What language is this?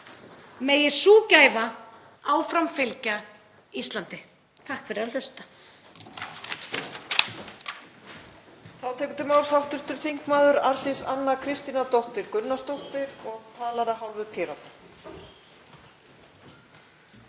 Icelandic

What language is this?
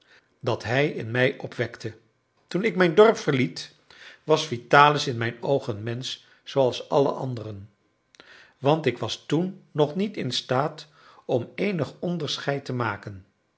Dutch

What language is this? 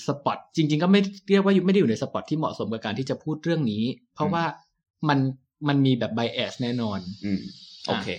Thai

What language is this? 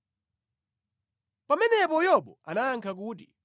Nyanja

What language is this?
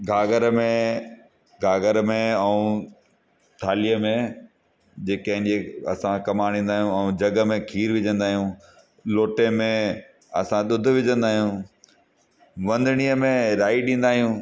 Sindhi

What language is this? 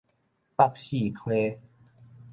Min Nan Chinese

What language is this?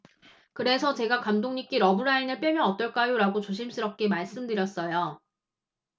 Korean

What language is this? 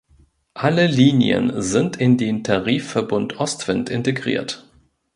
German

